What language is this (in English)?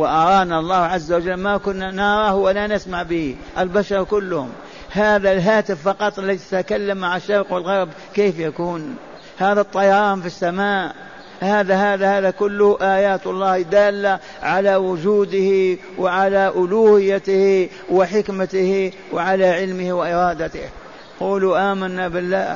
Arabic